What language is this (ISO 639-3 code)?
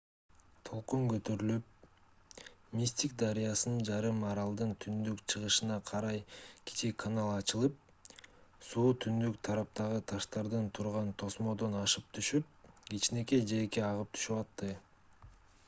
kir